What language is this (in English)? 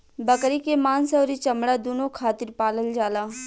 Bhojpuri